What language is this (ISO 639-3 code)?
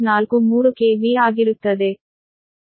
kan